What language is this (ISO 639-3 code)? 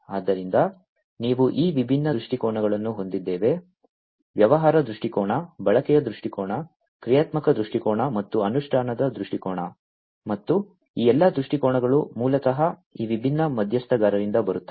kan